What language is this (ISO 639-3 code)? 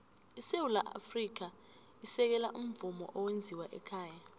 nbl